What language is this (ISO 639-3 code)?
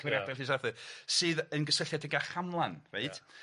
cym